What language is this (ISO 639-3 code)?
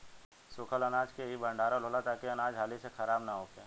bho